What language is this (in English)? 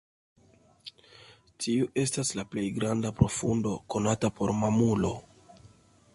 Esperanto